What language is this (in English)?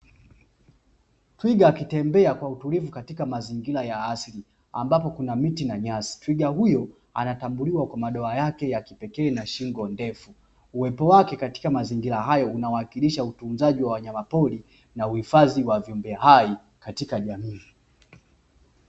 Swahili